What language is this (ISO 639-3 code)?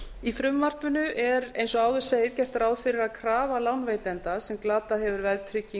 isl